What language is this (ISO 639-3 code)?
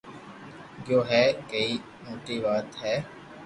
lrk